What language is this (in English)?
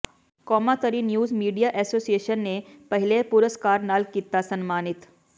Punjabi